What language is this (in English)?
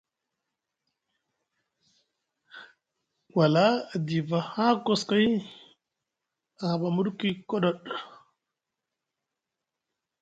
Musgu